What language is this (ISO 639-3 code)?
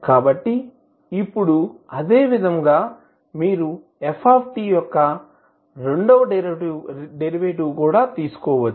tel